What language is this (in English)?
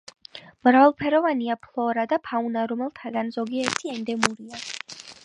Georgian